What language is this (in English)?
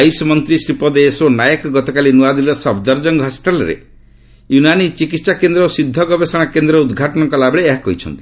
Odia